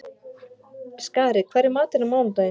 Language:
Icelandic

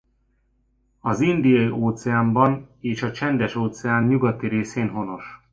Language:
Hungarian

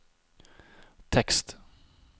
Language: Norwegian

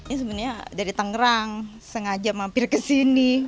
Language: Indonesian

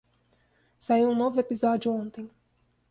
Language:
Portuguese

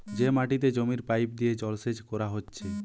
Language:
Bangla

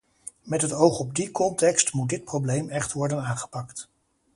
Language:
Dutch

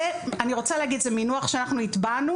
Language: Hebrew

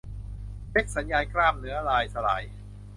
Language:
Thai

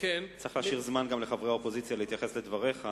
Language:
Hebrew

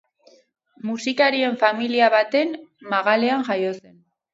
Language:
Basque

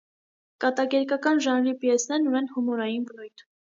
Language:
Armenian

